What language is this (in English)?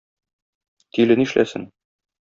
Tatar